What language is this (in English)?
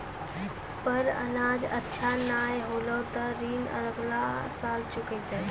Maithili